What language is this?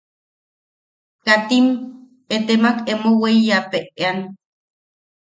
Yaqui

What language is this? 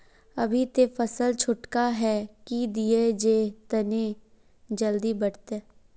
Magahi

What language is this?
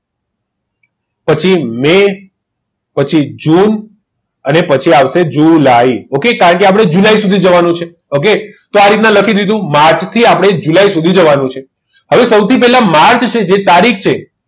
Gujarati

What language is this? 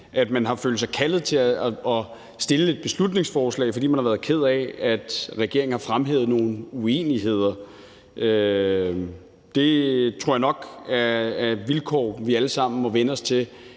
Danish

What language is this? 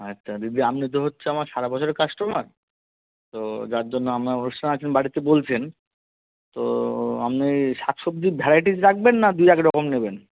Bangla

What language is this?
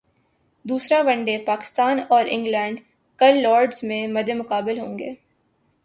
Urdu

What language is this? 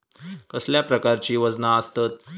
Marathi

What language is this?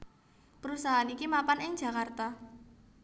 Javanese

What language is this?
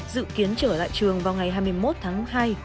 Vietnamese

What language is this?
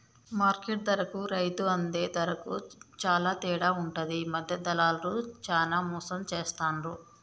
Telugu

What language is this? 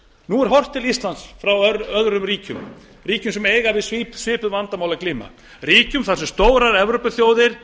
Icelandic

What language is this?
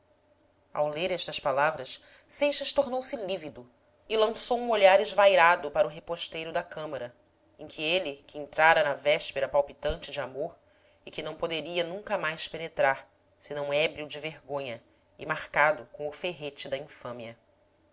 Portuguese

